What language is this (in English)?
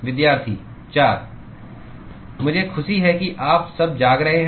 Hindi